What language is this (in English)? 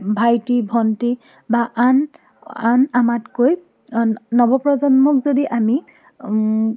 Assamese